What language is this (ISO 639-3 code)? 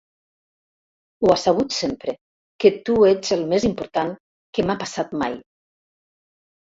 cat